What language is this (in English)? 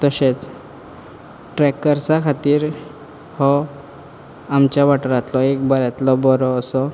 Konkani